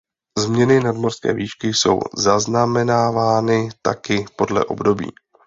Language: Czech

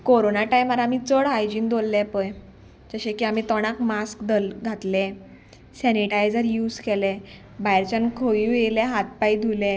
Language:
Konkani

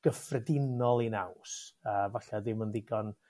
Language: Welsh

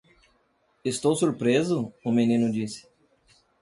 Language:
Portuguese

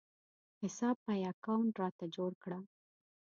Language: Pashto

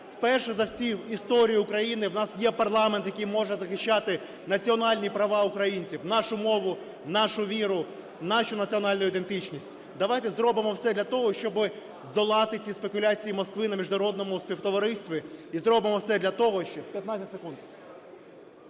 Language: Ukrainian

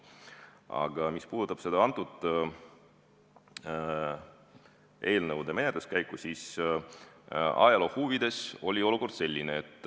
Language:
Estonian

